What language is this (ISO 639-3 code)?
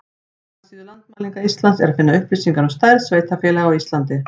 isl